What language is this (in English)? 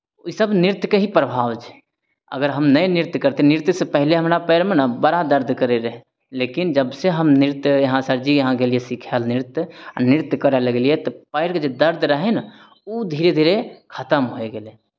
Maithili